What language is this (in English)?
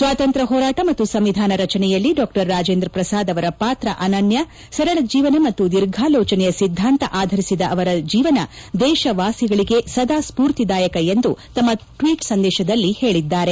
Kannada